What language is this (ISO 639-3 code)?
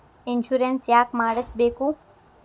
kan